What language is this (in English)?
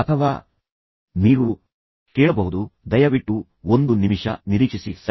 Kannada